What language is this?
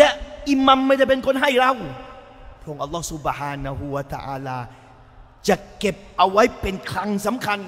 Thai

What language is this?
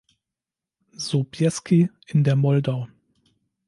German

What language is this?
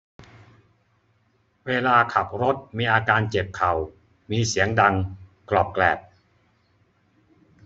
Thai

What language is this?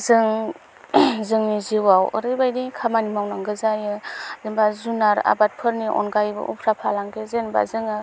Bodo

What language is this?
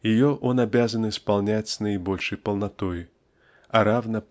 Russian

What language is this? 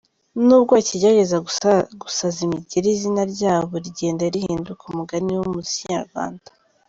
Kinyarwanda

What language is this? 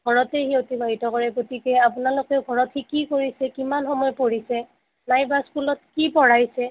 Assamese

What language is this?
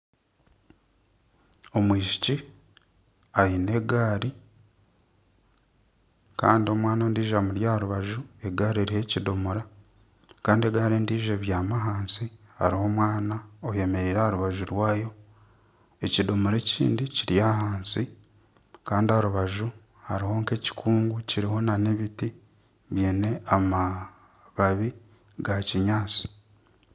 Nyankole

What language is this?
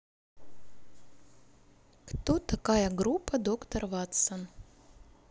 Russian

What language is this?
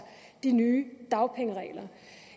Danish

